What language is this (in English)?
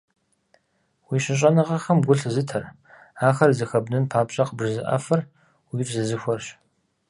Kabardian